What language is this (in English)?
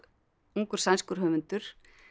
Icelandic